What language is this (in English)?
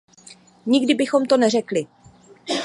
Czech